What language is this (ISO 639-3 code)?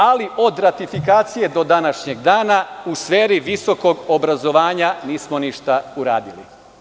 srp